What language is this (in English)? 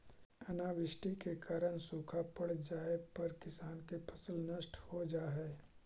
Magahi